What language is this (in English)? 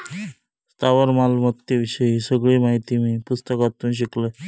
Marathi